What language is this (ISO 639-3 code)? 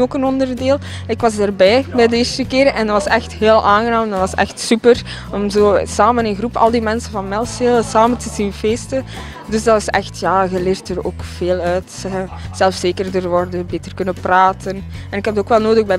nld